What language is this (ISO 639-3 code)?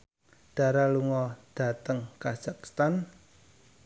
jav